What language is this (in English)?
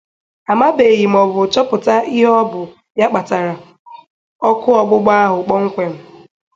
Igbo